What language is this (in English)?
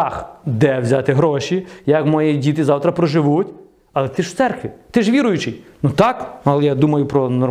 Ukrainian